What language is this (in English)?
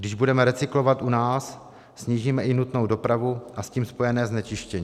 Czech